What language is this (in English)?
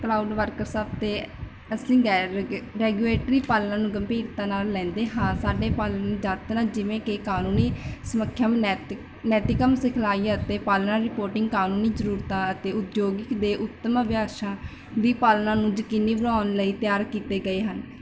Punjabi